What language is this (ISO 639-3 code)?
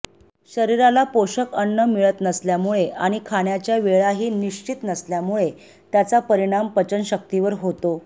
mar